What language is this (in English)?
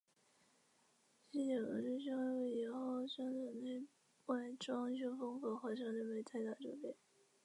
Chinese